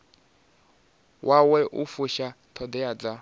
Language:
Venda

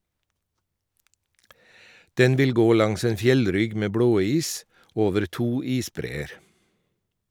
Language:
Norwegian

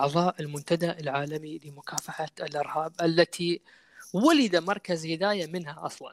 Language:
Arabic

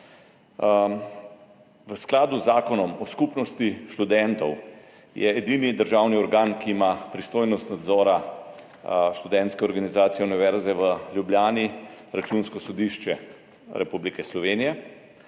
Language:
Slovenian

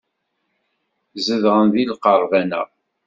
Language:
Kabyle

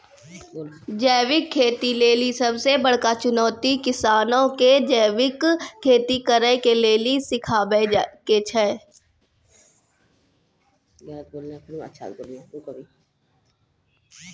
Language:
Maithili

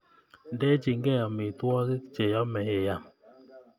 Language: Kalenjin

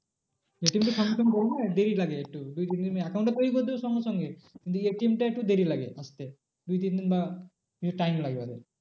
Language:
Bangla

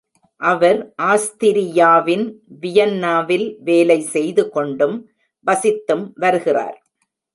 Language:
Tamil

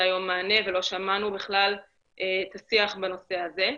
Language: Hebrew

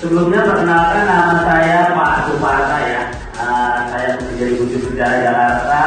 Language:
Indonesian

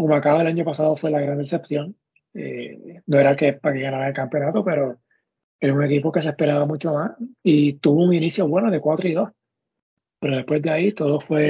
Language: Spanish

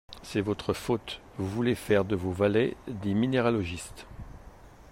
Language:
French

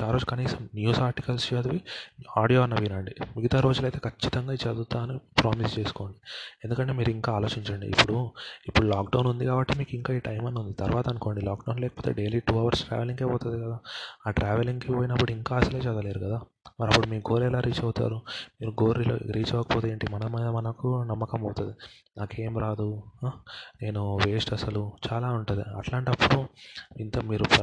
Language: Telugu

